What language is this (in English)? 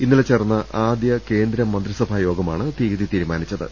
Malayalam